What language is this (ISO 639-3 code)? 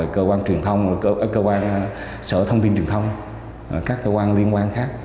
vie